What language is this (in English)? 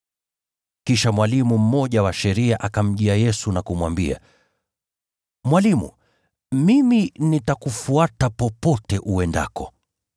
Swahili